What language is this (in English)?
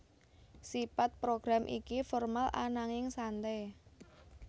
Javanese